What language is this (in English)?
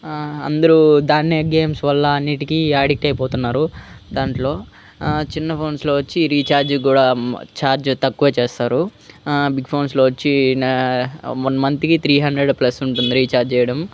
Telugu